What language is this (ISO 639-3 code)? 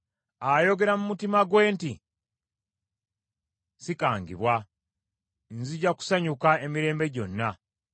lug